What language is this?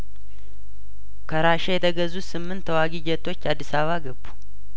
Amharic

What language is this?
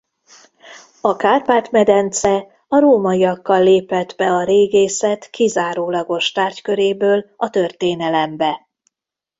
Hungarian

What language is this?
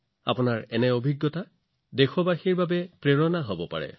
Assamese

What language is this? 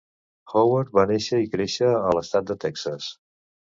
Catalan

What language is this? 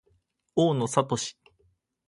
Japanese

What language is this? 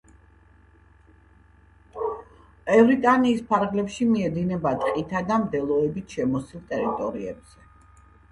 Georgian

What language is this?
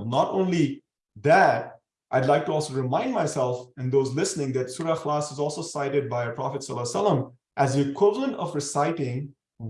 English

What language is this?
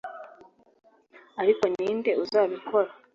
Kinyarwanda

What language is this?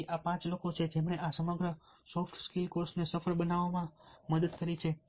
Gujarati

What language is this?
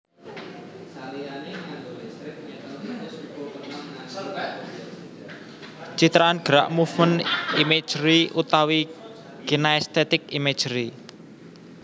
Javanese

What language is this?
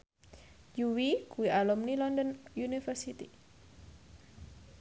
Javanese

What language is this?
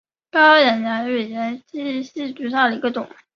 Chinese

